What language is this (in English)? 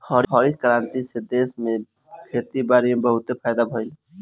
Bhojpuri